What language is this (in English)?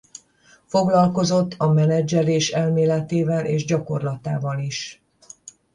Hungarian